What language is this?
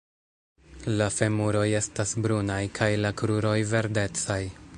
Esperanto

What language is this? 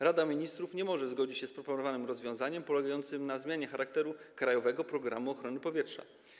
Polish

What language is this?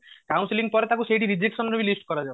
Odia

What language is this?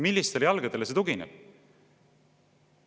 Estonian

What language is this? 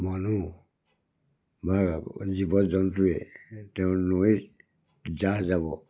Assamese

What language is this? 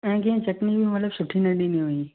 Sindhi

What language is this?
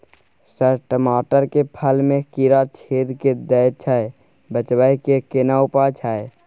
Maithili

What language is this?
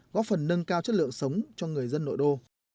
Vietnamese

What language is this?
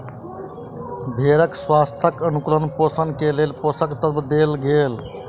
Maithili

